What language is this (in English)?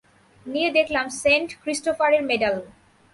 Bangla